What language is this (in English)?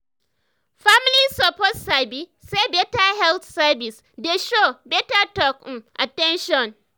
Nigerian Pidgin